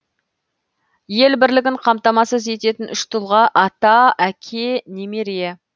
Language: Kazakh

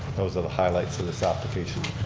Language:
English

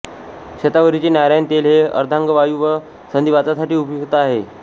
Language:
Marathi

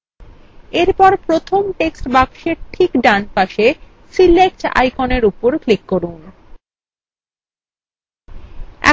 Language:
Bangla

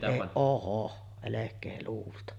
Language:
Finnish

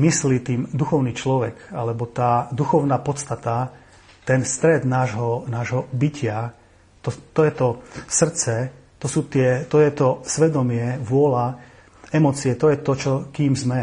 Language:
Slovak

